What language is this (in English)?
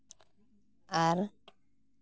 Santali